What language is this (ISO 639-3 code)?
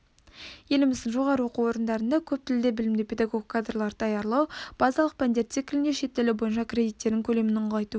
kaz